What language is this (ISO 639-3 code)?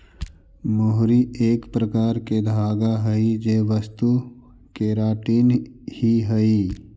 mag